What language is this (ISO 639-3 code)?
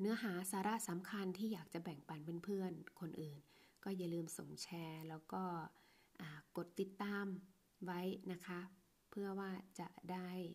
tha